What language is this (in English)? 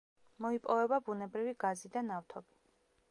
Georgian